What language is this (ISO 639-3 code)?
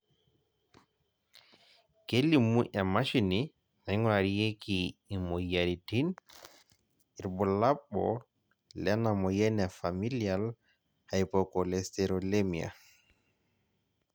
mas